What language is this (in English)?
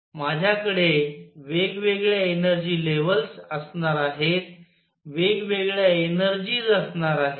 Marathi